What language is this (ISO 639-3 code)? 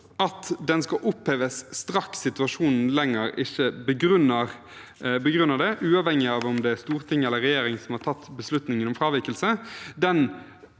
nor